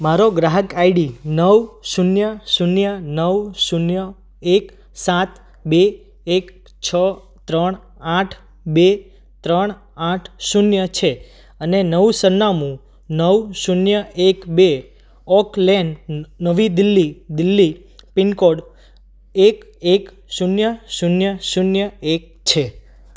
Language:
Gujarati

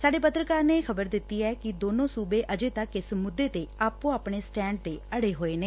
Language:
Punjabi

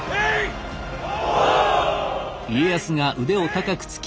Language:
Japanese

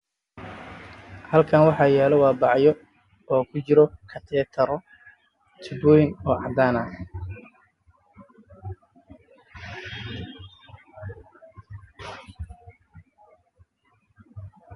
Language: Somali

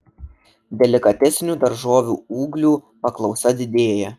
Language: Lithuanian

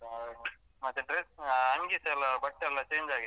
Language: Kannada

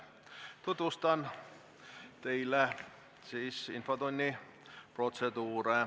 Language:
Estonian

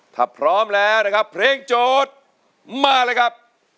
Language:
Thai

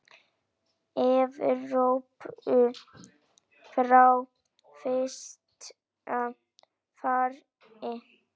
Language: Icelandic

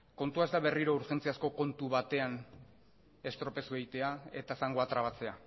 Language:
Basque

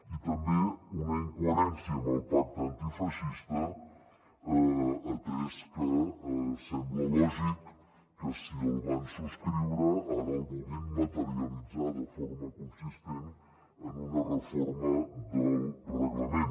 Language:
Catalan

